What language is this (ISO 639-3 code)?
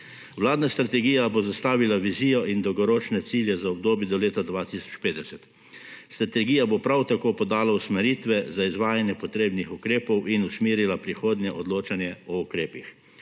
slv